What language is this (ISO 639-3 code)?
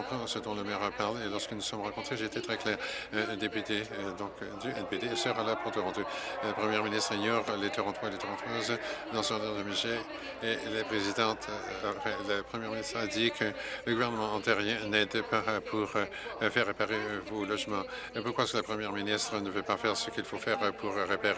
fra